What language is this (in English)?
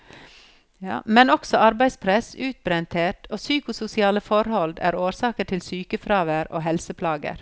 Norwegian